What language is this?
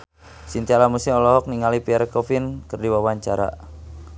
Sundanese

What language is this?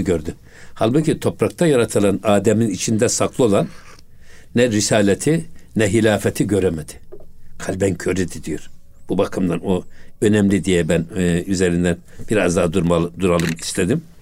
Turkish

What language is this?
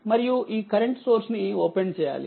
Telugu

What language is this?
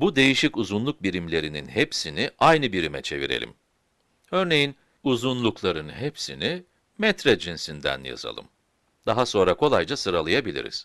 Turkish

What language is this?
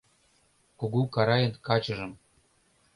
Mari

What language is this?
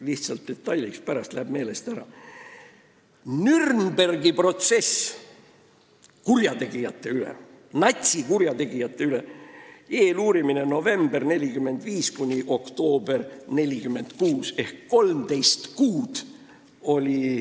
Estonian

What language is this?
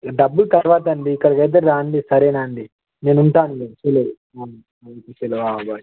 Telugu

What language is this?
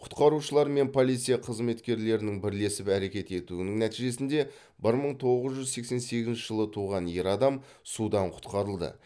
Kazakh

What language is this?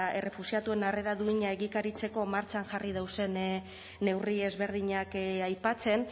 Basque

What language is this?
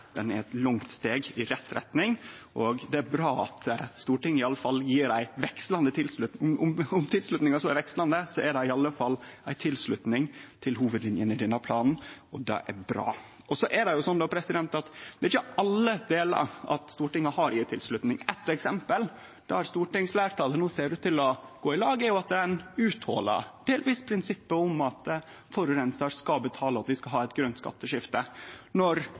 Norwegian Nynorsk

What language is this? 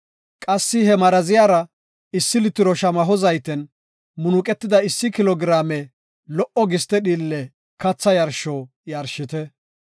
Gofa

